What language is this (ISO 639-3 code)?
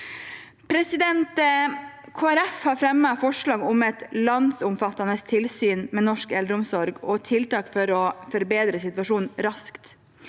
nor